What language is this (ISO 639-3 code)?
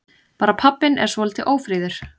isl